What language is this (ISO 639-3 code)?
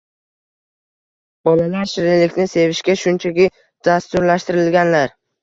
uzb